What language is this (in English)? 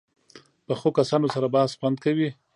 Pashto